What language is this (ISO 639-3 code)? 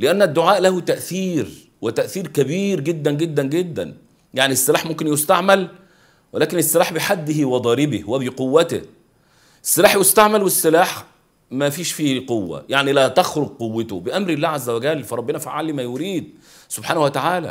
ara